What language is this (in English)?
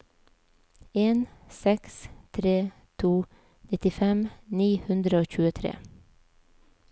Norwegian